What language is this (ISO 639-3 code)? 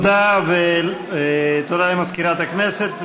heb